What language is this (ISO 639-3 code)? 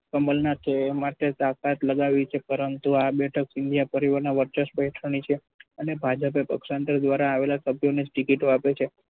guj